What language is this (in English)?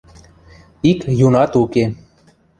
Western Mari